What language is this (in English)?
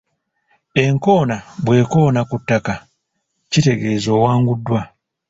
Ganda